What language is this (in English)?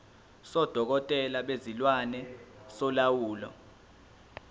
Zulu